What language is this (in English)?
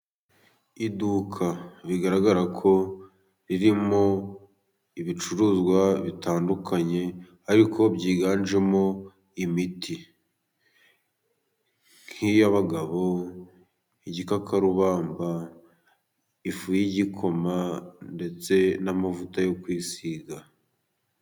Kinyarwanda